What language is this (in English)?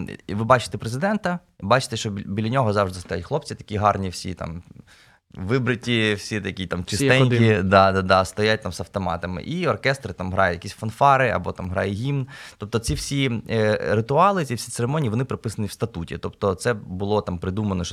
Ukrainian